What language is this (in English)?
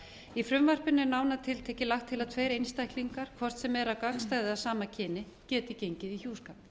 Icelandic